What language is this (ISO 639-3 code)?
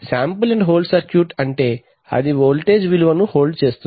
tel